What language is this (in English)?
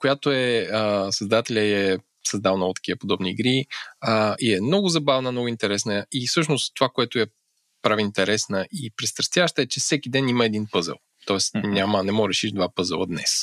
Bulgarian